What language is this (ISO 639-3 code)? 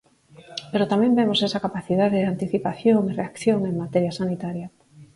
glg